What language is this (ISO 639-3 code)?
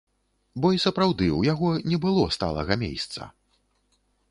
bel